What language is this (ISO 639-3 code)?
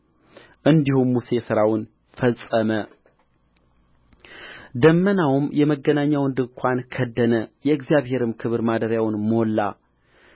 amh